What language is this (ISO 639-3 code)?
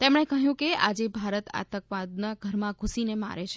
guj